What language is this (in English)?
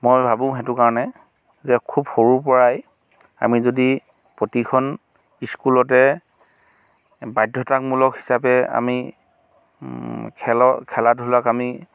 Assamese